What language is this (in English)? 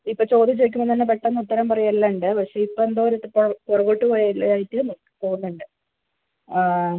Malayalam